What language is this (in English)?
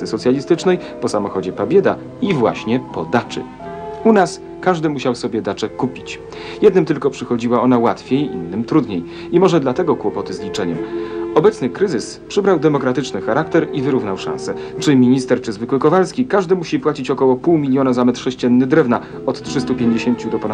Polish